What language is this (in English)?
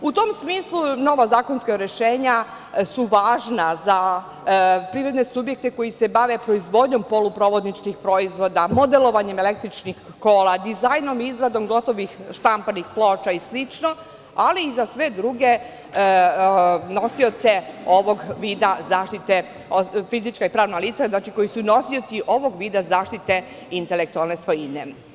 Serbian